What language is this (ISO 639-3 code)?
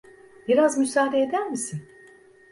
tur